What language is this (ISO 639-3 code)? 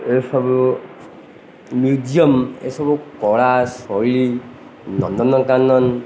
ori